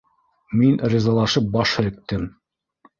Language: Bashkir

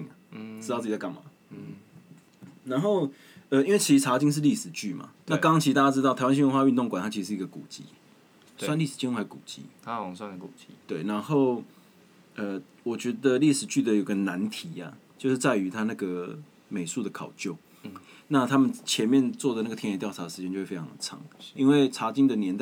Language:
Chinese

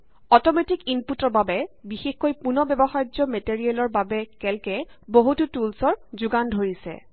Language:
Assamese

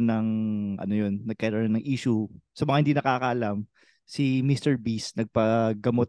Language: Filipino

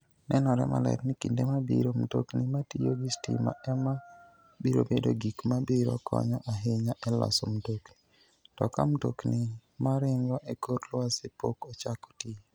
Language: Luo (Kenya and Tanzania)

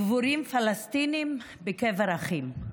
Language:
Hebrew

